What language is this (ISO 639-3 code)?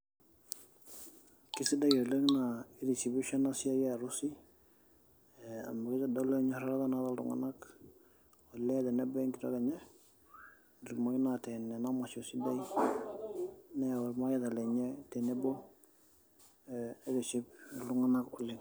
mas